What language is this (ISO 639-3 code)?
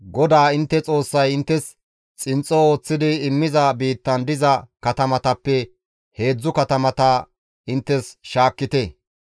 gmv